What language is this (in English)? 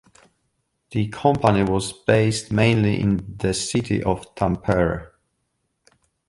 English